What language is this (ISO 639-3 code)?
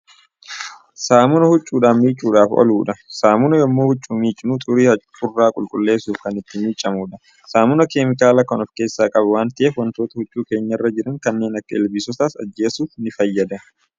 orm